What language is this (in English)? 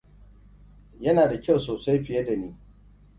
Hausa